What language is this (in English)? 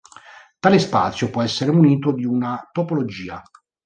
Italian